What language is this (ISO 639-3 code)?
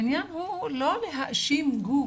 heb